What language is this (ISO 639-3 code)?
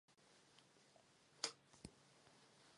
ces